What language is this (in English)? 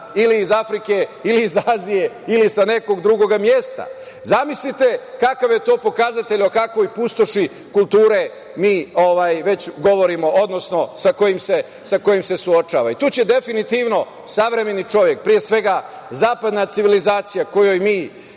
Serbian